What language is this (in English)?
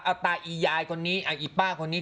Thai